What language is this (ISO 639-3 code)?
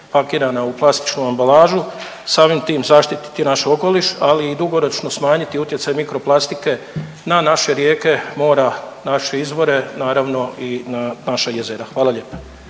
hrv